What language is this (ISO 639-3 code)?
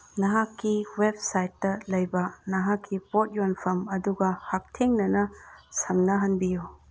mni